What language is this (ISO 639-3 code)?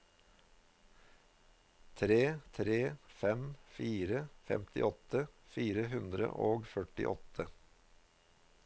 nor